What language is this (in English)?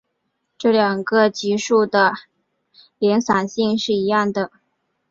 Chinese